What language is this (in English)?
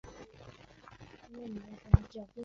Chinese